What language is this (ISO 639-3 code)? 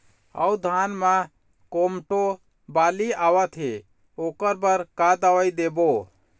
hne